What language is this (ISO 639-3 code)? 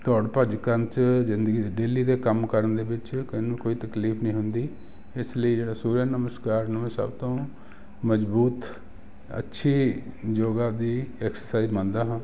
pan